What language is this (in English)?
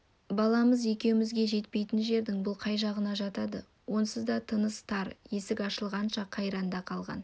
Kazakh